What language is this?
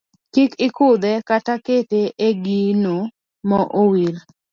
Luo (Kenya and Tanzania)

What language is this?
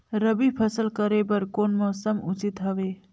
Chhattisgarhi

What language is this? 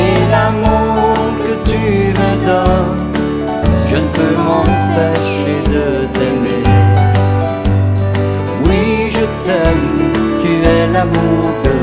French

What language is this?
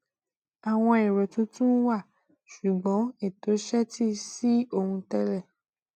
Yoruba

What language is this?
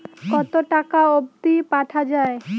Bangla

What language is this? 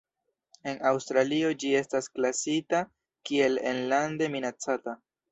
Esperanto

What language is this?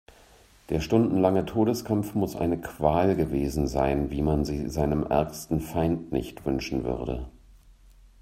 German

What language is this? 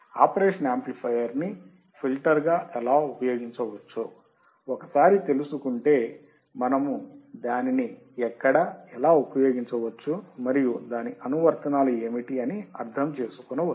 Telugu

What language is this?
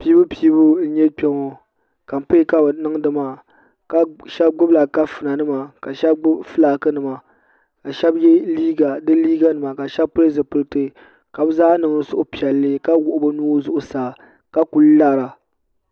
Dagbani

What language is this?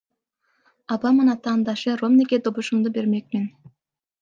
Kyrgyz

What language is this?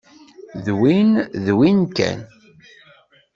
Kabyle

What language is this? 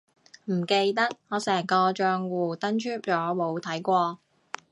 Cantonese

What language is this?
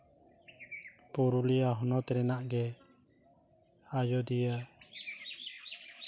Santali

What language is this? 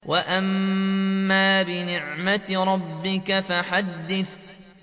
Arabic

